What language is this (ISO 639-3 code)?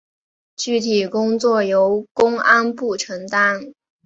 zho